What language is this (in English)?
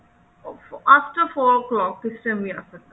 Punjabi